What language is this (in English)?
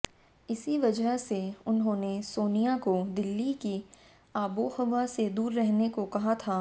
Hindi